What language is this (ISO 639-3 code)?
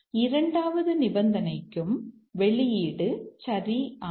tam